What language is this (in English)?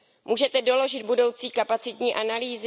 Czech